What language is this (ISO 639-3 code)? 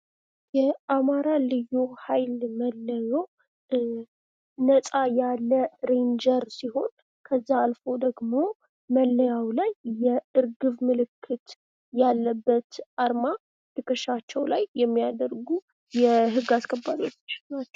amh